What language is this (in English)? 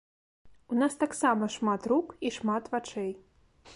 Belarusian